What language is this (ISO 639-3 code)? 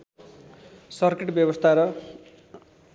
nep